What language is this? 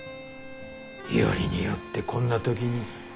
Japanese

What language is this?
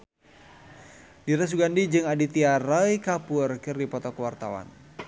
Sundanese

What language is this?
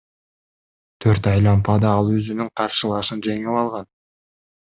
Kyrgyz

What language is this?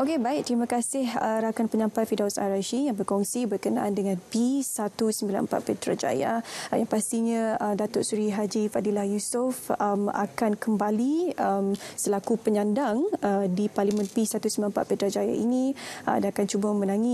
Malay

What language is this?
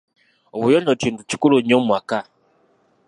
Ganda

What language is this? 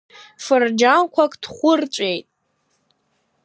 Abkhazian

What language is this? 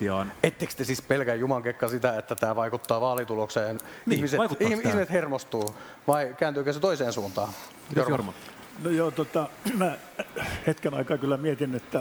Finnish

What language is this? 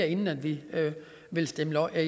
Danish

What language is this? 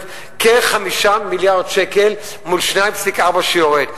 Hebrew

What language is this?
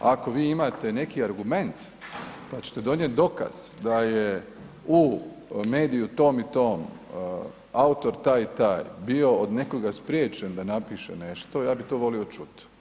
Croatian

